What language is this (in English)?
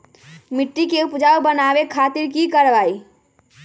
Magahi